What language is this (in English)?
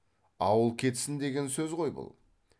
Kazakh